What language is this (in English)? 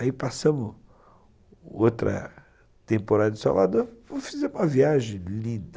Portuguese